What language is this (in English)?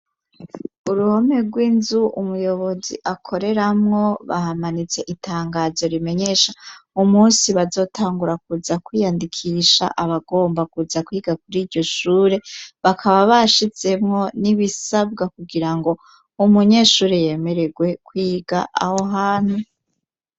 Rundi